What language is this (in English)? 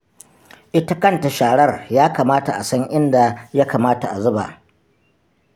Hausa